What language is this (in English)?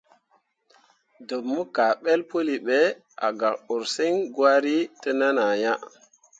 Mundang